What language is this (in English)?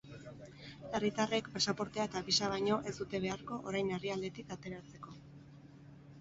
Basque